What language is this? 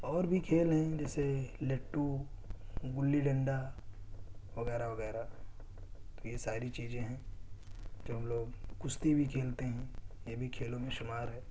Urdu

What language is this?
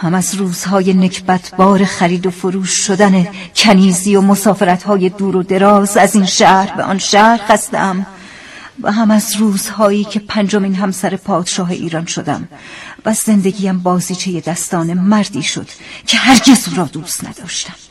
Persian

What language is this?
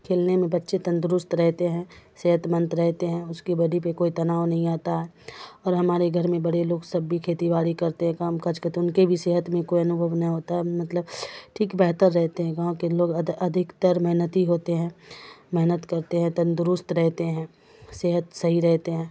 Urdu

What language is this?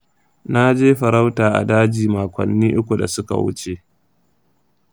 Hausa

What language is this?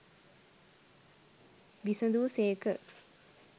Sinhala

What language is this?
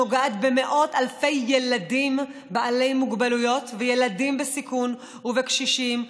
Hebrew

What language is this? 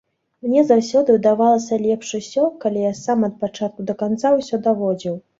Belarusian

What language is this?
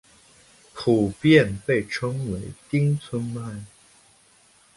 Chinese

